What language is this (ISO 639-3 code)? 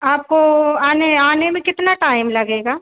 hin